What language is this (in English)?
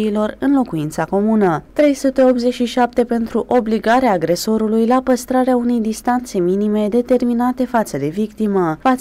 Romanian